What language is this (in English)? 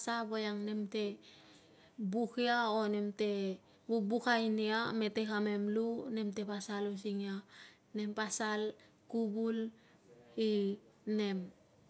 Tungag